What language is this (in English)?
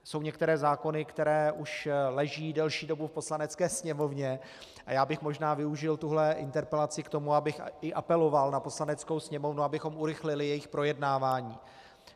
Czech